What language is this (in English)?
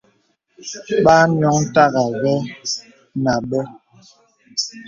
Bebele